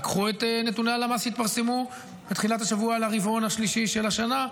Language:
Hebrew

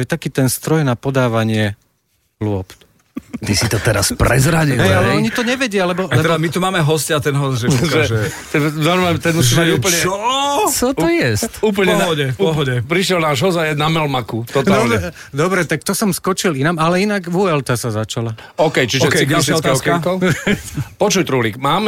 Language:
Slovak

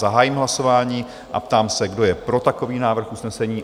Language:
Czech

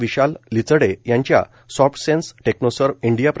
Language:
Marathi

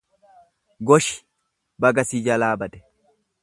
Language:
Oromo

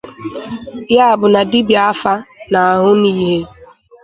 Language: Igbo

